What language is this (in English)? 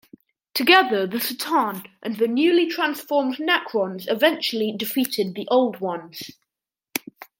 English